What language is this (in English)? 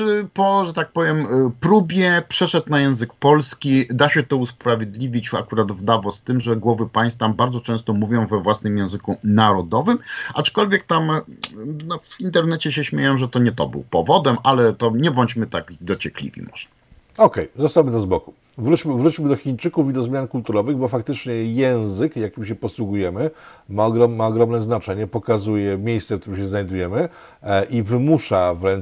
Polish